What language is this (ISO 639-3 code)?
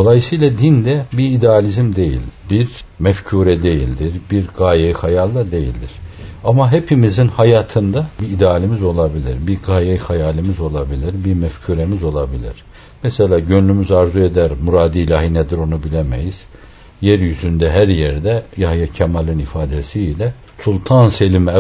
tur